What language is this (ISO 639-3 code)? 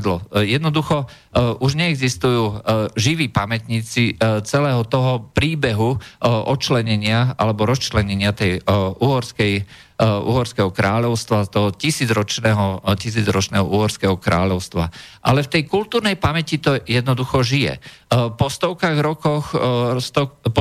slk